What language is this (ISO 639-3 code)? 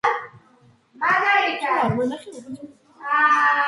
kat